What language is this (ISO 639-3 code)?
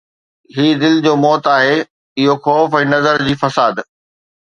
snd